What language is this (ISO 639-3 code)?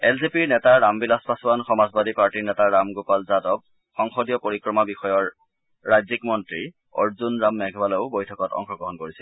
asm